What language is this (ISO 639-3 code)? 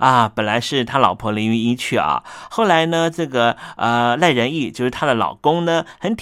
zho